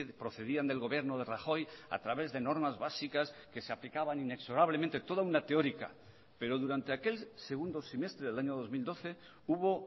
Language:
Spanish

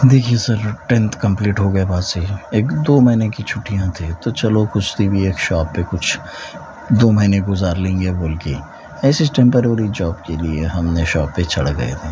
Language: Urdu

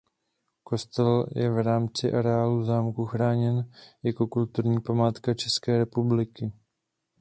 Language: Czech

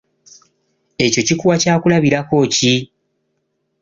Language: Ganda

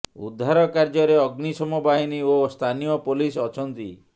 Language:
Odia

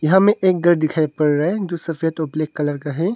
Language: Hindi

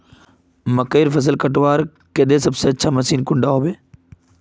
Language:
Magahi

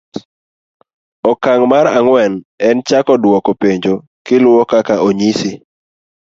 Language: Luo (Kenya and Tanzania)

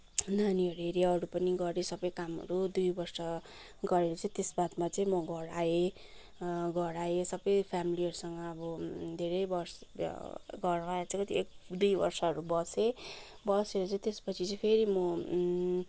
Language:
Nepali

